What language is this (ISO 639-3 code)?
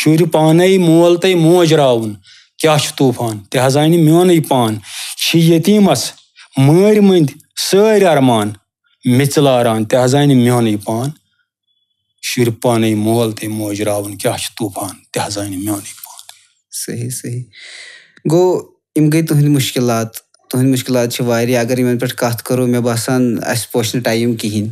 ron